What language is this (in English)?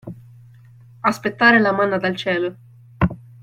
Italian